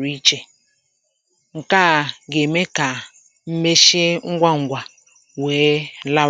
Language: Igbo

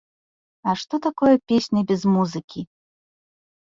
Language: Belarusian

